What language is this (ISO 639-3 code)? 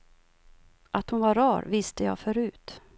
swe